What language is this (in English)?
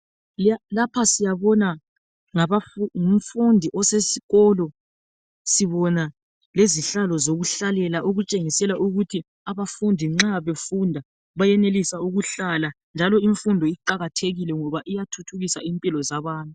North Ndebele